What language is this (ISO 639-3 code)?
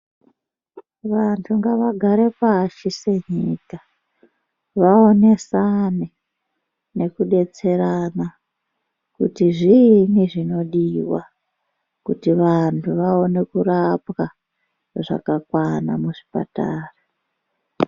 ndc